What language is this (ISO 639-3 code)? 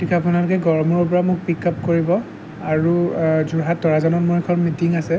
asm